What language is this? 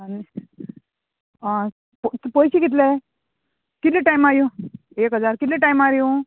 Konkani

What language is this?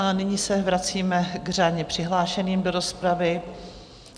Czech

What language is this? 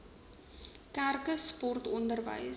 Afrikaans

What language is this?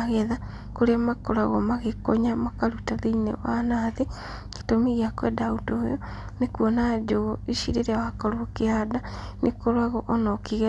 Kikuyu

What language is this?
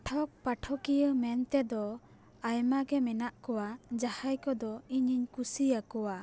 Santali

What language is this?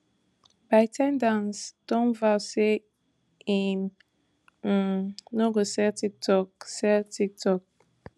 Nigerian Pidgin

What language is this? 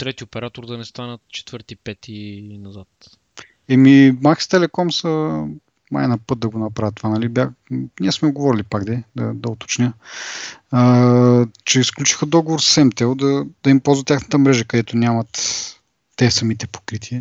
Bulgarian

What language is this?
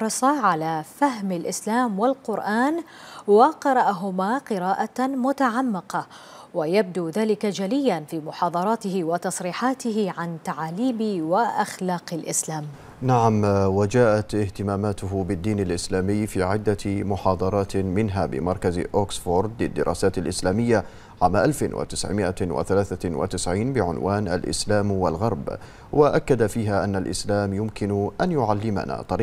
Arabic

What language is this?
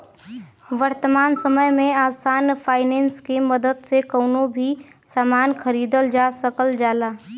Bhojpuri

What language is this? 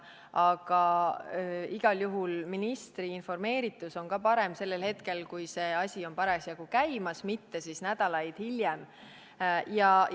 Estonian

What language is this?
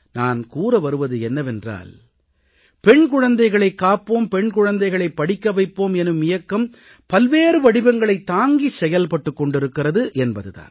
Tamil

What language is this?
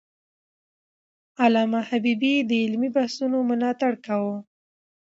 Pashto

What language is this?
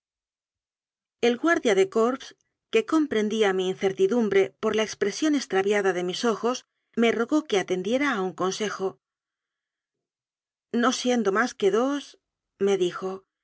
Spanish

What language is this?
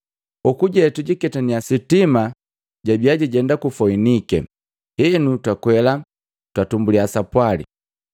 Matengo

